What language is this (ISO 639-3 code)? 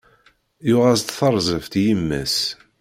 kab